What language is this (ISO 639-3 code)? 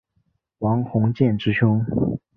zho